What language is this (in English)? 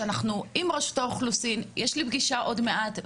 Hebrew